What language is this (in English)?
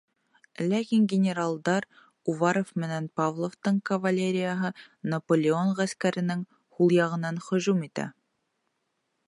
Bashkir